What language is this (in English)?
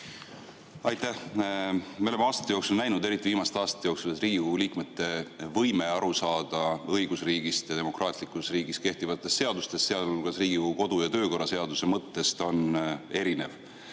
Estonian